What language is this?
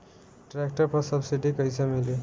Bhojpuri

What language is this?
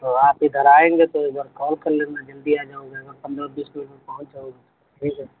Urdu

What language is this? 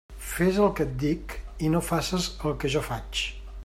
Catalan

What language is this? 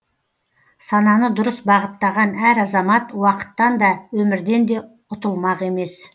Kazakh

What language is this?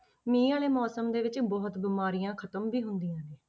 Punjabi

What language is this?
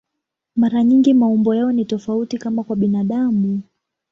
Swahili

